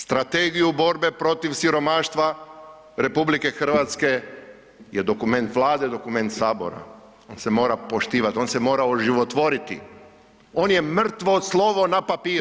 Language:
Croatian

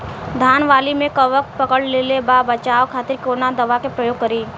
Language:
Bhojpuri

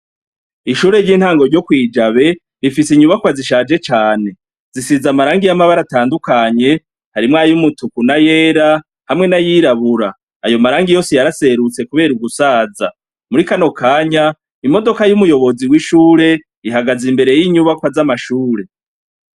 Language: Rundi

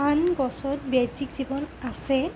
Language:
Assamese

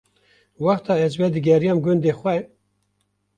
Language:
Kurdish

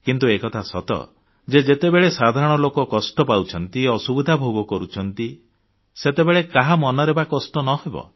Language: Odia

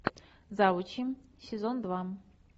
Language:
Russian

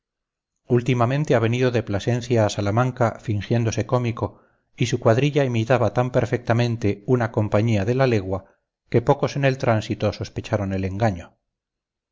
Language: Spanish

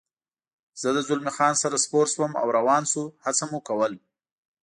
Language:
Pashto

